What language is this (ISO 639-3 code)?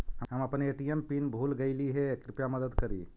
mag